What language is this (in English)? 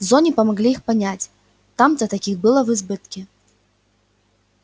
Russian